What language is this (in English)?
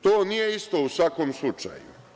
Serbian